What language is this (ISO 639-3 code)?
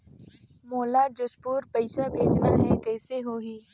hne